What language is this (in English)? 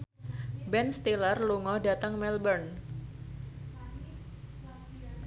Javanese